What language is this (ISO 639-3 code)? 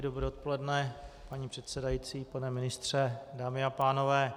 ces